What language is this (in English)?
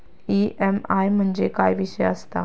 Marathi